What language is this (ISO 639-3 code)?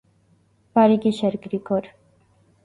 hye